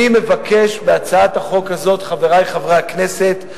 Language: Hebrew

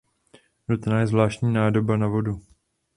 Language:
Czech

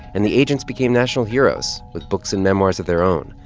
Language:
English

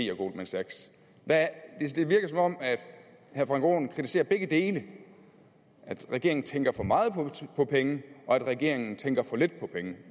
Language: Danish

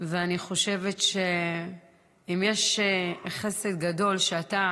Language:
Hebrew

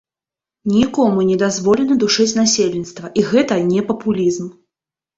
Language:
Belarusian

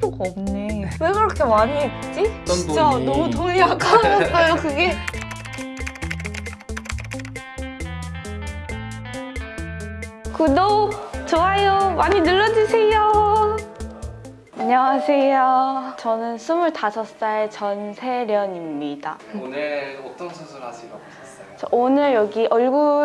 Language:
Korean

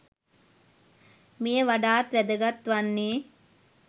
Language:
Sinhala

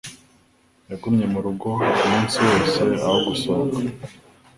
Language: Kinyarwanda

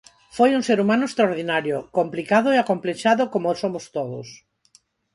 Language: Galician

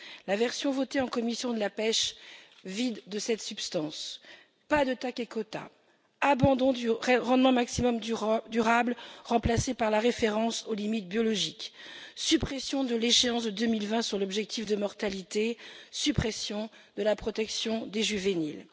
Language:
French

